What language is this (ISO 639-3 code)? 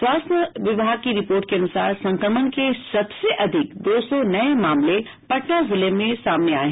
hin